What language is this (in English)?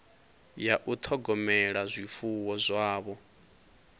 Venda